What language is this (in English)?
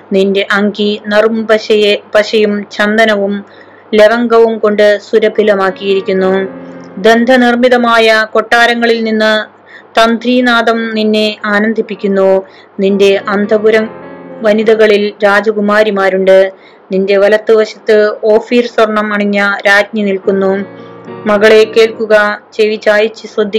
Malayalam